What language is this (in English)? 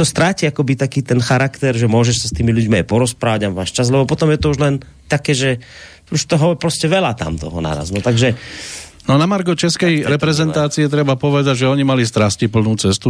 Slovak